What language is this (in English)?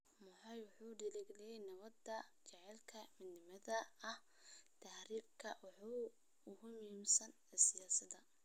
Somali